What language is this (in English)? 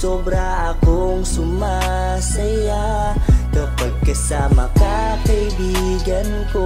Filipino